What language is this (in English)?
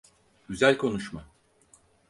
Turkish